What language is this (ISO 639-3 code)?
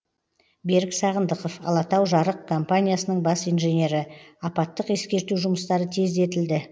kaz